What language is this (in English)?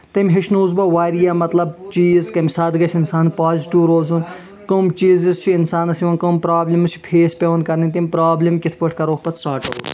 Kashmiri